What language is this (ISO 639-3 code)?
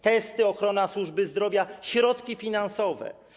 pol